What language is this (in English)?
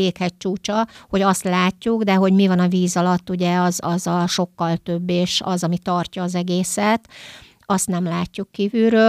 Hungarian